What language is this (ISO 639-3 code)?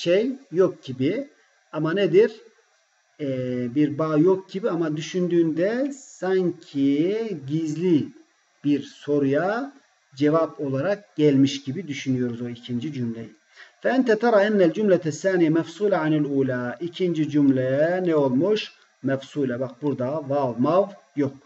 tur